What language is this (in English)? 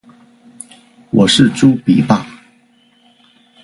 Chinese